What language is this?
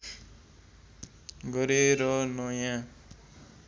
Nepali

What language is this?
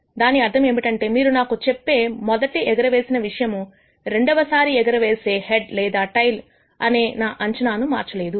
Telugu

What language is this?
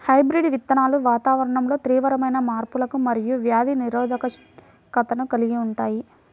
Telugu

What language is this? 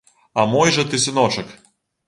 Belarusian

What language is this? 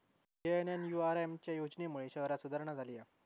Marathi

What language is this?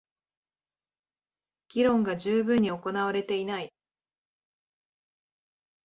Japanese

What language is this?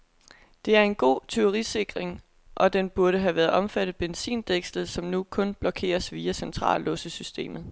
Danish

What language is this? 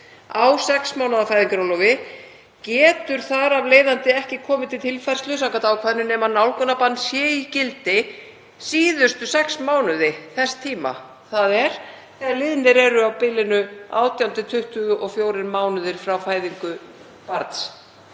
Icelandic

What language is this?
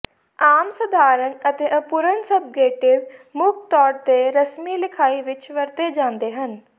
Punjabi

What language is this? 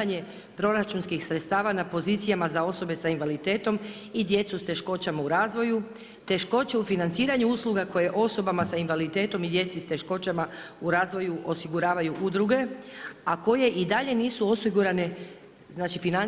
Croatian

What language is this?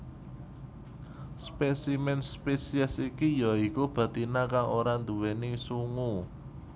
Javanese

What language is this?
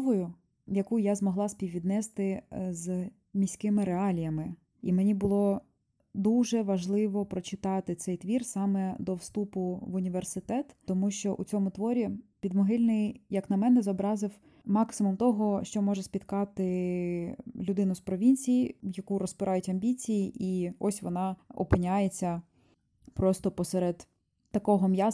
Ukrainian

